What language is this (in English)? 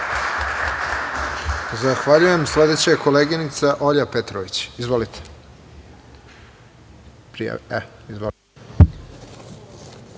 Serbian